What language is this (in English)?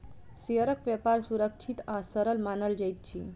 Maithili